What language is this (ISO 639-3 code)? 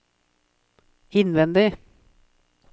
nor